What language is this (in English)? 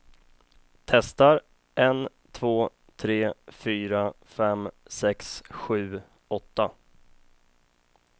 Swedish